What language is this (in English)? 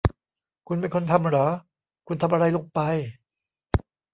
Thai